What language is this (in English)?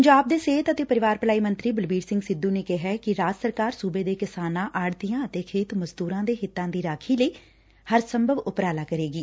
Punjabi